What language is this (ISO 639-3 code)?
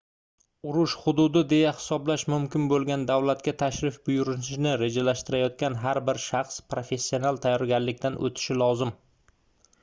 uzb